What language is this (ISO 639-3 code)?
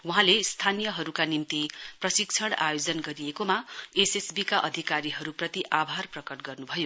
nep